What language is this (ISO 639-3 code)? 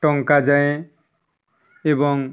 ori